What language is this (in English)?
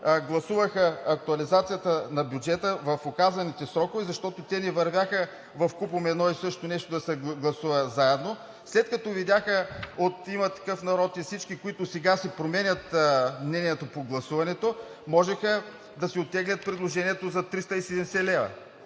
Bulgarian